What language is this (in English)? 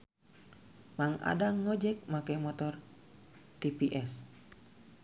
Sundanese